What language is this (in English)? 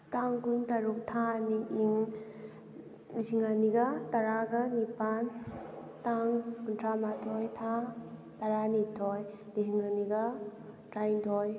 Manipuri